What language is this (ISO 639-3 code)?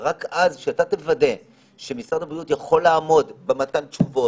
heb